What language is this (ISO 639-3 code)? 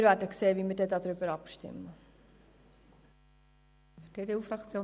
gsw